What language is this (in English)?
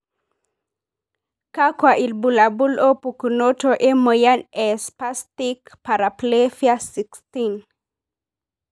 Masai